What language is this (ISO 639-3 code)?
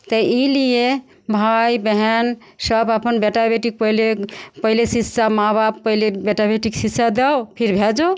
mai